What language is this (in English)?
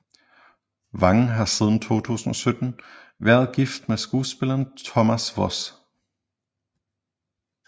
Danish